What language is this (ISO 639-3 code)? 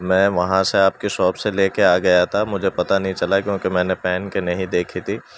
urd